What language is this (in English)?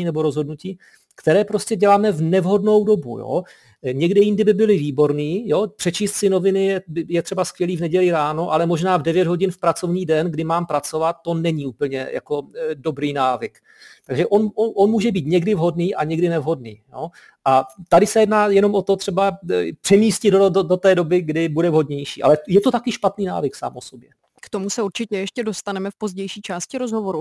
Czech